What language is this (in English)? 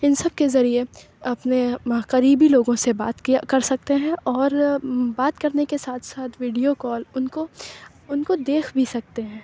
Urdu